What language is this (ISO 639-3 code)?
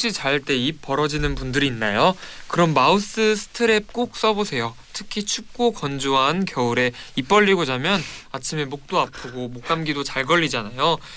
kor